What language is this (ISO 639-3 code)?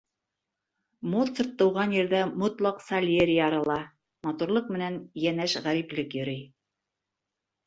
bak